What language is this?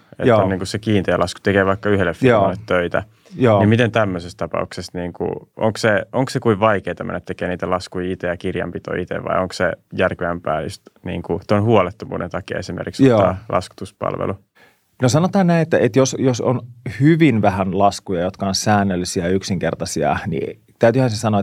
Finnish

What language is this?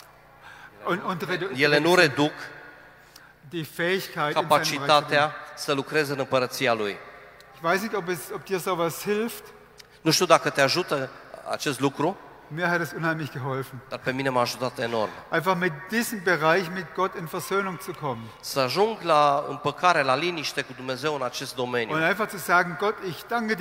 Romanian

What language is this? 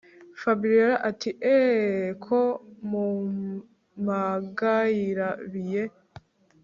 Kinyarwanda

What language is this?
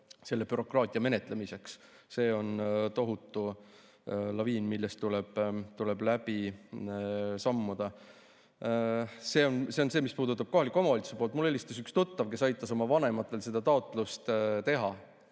Estonian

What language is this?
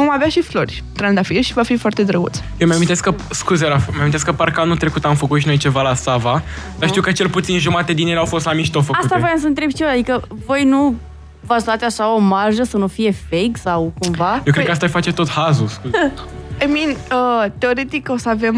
Romanian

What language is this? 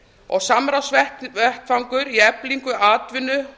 Icelandic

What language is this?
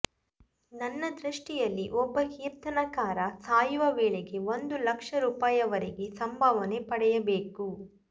Kannada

